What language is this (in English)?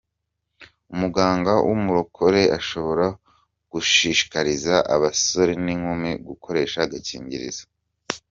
Kinyarwanda